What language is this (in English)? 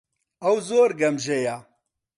Central Kurdish